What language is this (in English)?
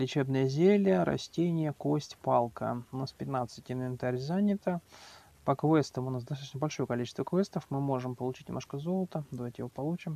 Russian